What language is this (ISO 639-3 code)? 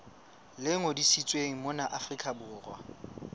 sot